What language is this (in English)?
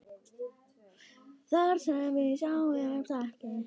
Icelandic